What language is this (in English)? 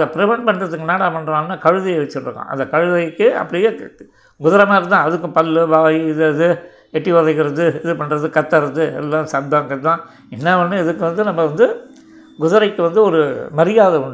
Tamil